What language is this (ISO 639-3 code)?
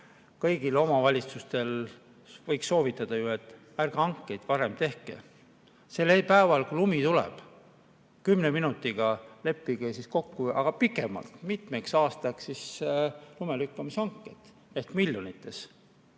est